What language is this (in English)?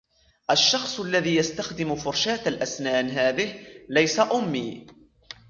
Arabic